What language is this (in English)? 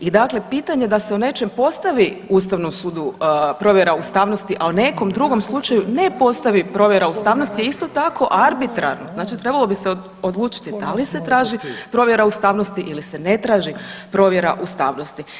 Croatian